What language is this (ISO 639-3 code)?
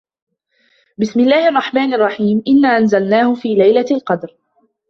ara